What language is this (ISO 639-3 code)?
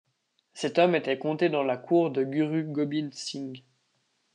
fra